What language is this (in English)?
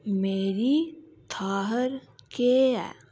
Dogri